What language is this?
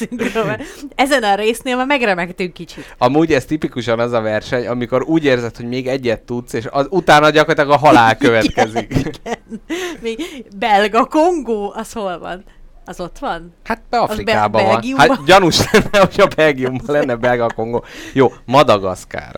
Hungarian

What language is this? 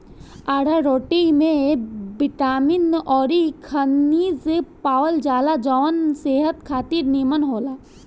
Bhojpuri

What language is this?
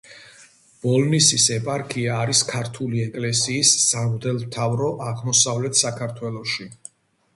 Georgian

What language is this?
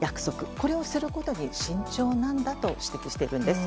Japanese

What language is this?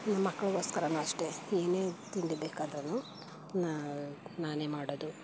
Kannada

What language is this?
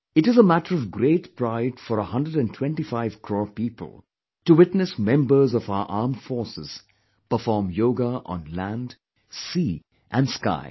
English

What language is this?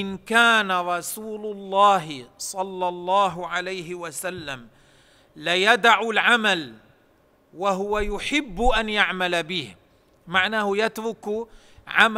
Arabic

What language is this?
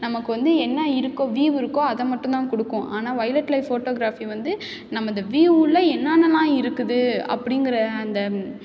Tamil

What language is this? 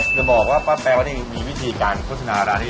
Thai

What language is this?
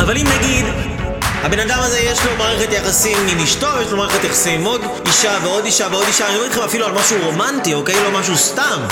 Hebrew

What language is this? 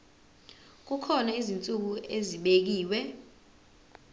Zulu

